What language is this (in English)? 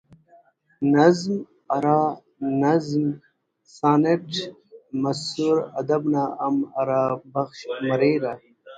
Brahui